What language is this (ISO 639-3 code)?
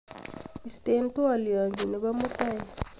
kln